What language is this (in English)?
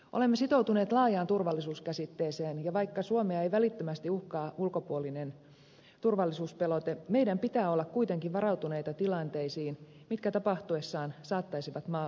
Finnish